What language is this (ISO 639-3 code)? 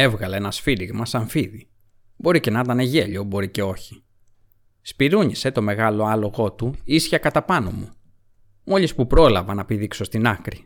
ell